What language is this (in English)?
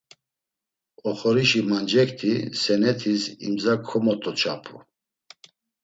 Laz